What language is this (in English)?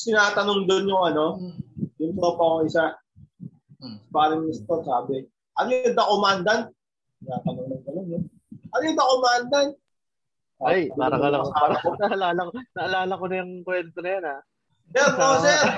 Filipino